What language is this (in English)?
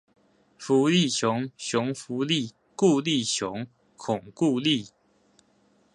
Chinese